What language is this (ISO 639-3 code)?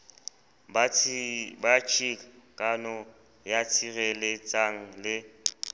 sot